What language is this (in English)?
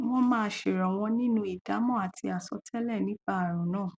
Yoruba